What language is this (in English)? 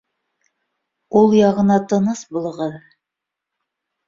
Bashkir